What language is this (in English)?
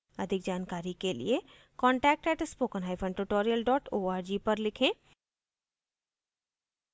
Hindi